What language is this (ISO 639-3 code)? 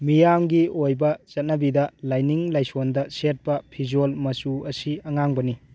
mni